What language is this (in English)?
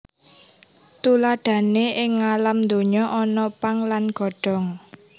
Javanese